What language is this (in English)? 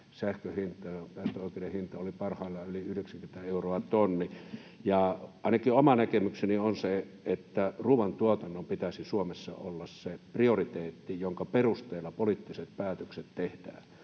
Finnish